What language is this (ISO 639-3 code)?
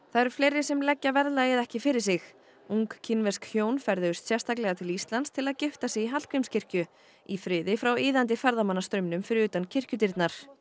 isl